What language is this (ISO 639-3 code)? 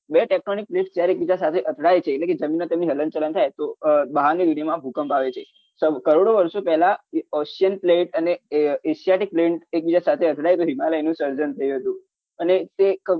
guj